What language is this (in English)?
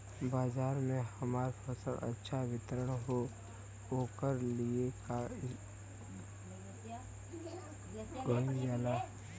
Bhojpuri